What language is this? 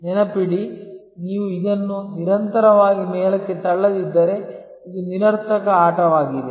Kannada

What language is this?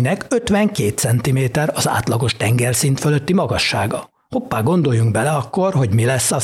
Hungarian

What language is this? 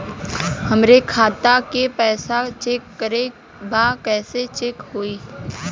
Bhojpuri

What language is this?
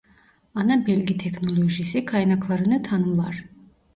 Turkish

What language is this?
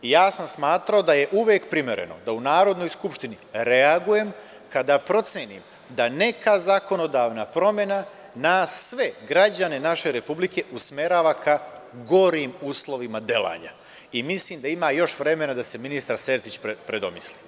Serbian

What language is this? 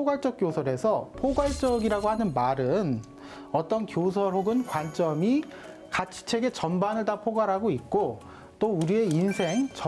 Korean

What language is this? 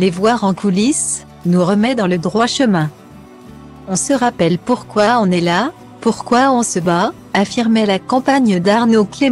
French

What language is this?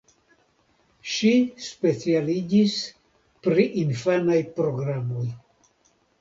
Esperanto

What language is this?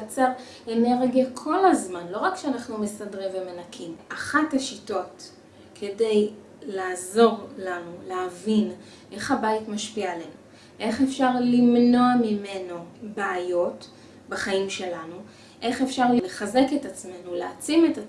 Hebrew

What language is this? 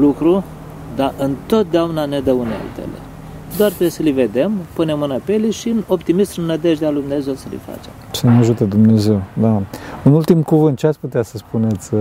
Romanian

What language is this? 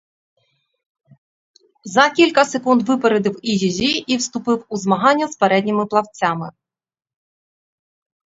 Ukrainian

